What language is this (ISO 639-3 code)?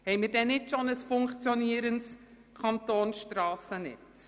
gsw